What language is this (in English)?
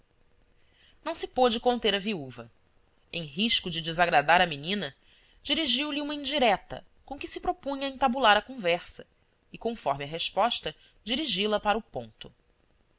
Portuguese